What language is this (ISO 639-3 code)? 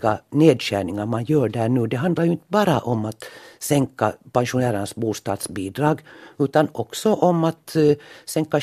swe